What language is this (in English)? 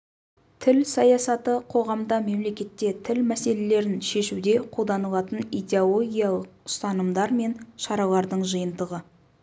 Kazakh